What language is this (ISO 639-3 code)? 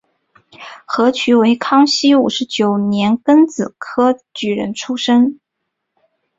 zho